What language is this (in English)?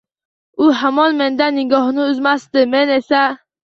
Uzbek